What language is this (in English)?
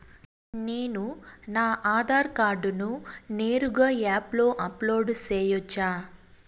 Telugu